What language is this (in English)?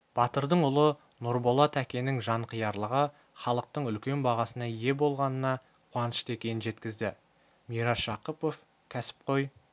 Kazakh